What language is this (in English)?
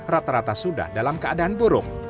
Indonesian